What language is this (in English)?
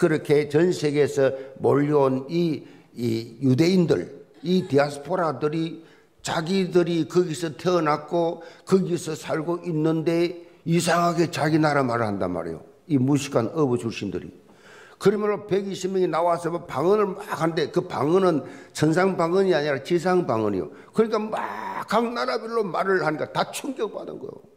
Korean